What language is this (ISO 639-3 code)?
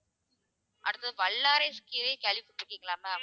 tam